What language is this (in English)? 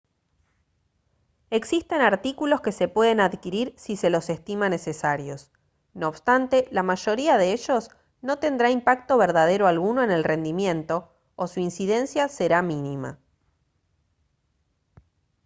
Spanish